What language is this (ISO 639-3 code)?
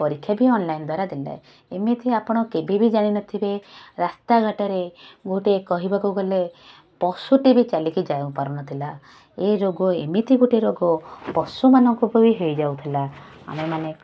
ori